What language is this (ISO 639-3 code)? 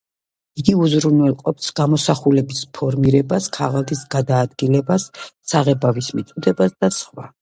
kat